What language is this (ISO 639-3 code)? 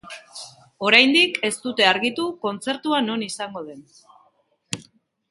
eus